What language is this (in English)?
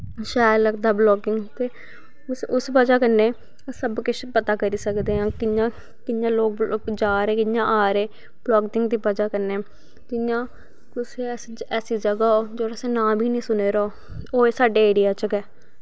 Dogri